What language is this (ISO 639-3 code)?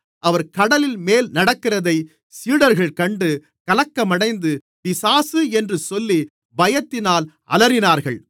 tam